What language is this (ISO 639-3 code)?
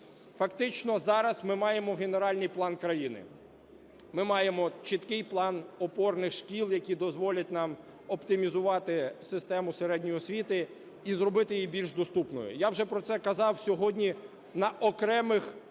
ukr